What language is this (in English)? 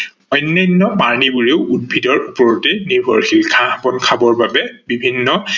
Assamese